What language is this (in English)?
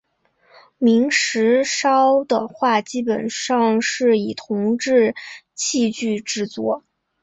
Chinese